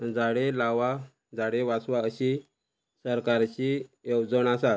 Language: Konkani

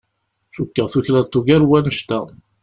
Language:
Kabyle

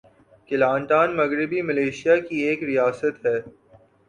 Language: Urdu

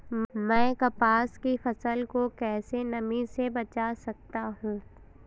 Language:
Hindi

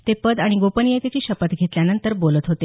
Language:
Marathi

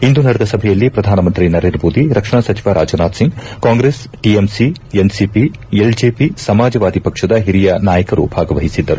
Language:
Kannada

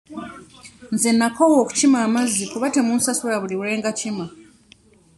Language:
Ganda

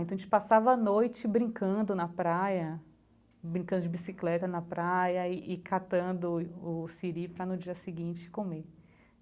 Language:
Portuguese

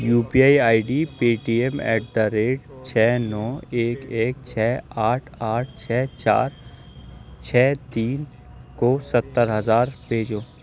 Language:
Urdu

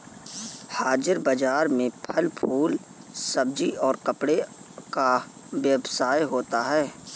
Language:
Hindi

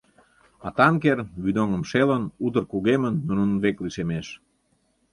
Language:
Mari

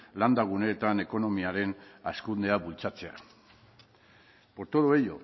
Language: Basque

